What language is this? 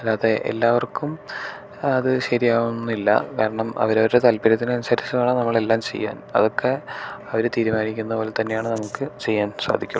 Malayalam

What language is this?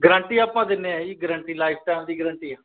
Punjabi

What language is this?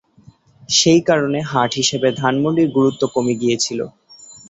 Bangla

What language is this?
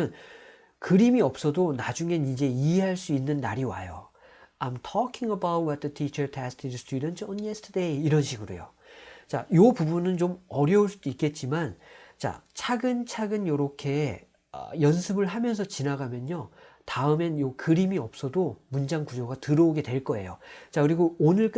Korean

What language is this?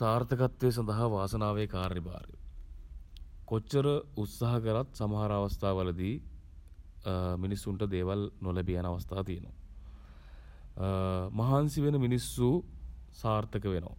Sinhala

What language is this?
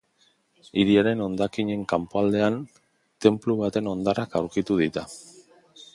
Basque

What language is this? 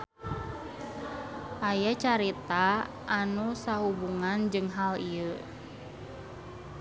Sundanese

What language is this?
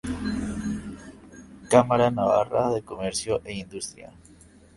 Spanish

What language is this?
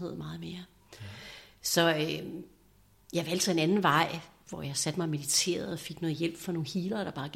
Danish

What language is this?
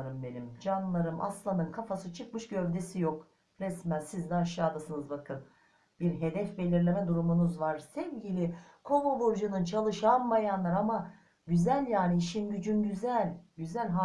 Turkish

